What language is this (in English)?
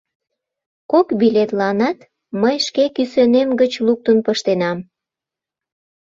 Mari